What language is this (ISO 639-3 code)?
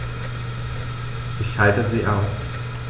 deu